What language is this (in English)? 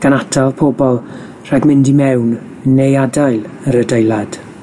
Welsh